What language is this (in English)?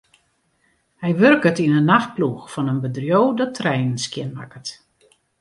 Western Frisian